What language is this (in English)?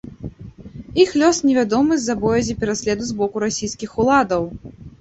Belarusian